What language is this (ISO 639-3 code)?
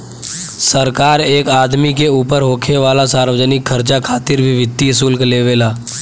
bho